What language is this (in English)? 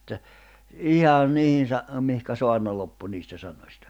Finnish